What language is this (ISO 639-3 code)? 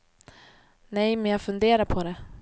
swe